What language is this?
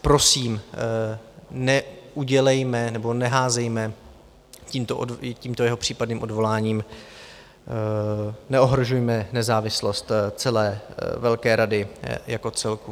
Czech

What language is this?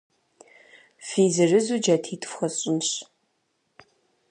Kabardian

